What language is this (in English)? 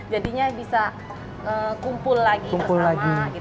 Indonesian